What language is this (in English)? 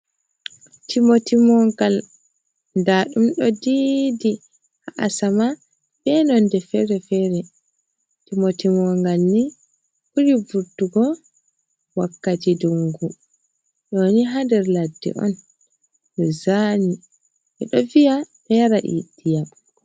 Fula